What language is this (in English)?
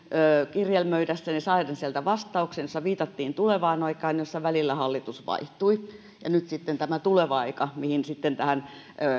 Finnish